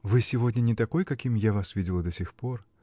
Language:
Russian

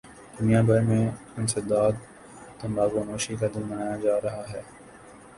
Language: Urdu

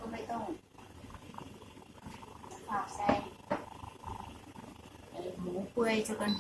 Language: Thai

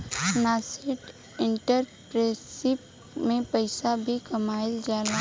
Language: Bhojpuri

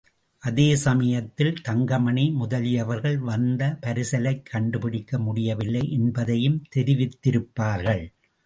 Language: Tamil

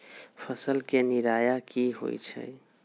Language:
Magahi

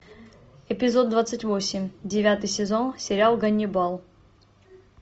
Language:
Russian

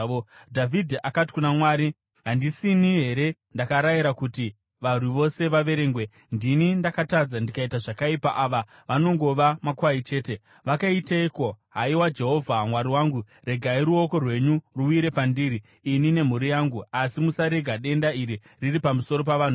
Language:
Shona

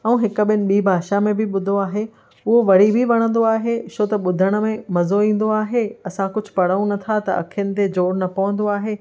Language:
Sindhi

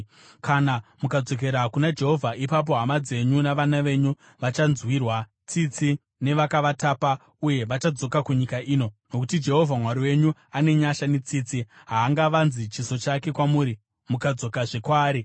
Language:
Shona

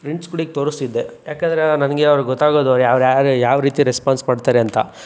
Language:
Kannada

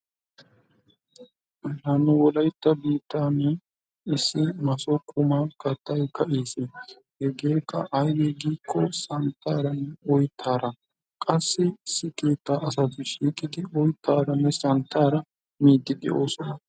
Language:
Wolaytta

